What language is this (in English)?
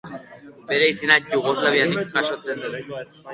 Basque